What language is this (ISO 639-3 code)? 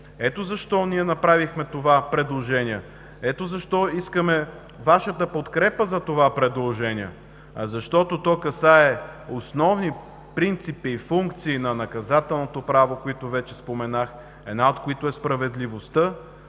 bul